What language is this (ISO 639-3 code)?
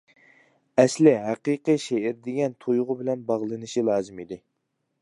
uig